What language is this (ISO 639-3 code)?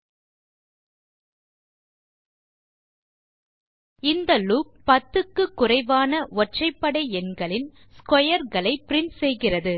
tam